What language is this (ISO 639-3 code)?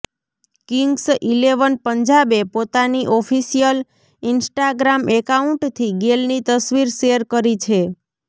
guj